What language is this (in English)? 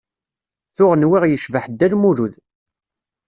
Kabyle